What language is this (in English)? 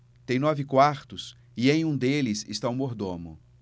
Portuguese